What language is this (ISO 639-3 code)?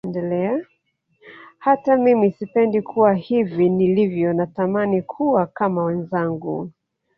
swa